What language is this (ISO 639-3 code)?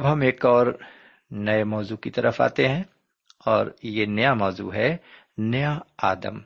urd